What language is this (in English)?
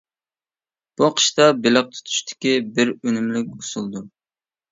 Uyghur